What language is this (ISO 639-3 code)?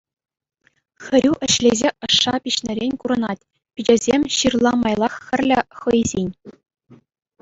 chv